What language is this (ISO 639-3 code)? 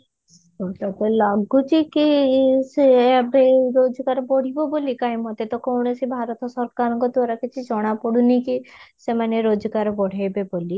ori